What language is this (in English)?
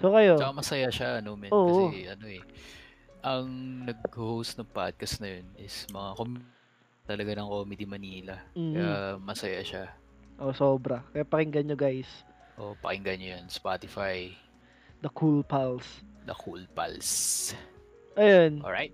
Filipino